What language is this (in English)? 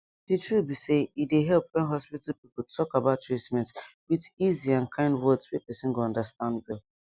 Nigerian Pidgin